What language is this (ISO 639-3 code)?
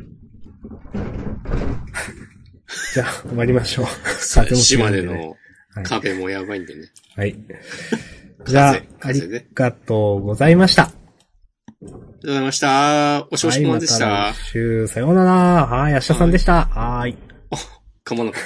jpn